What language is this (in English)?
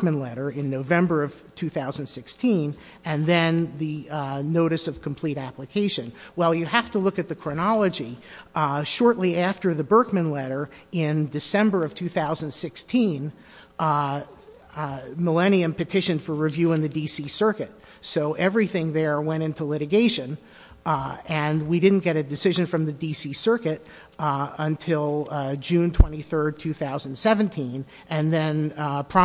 English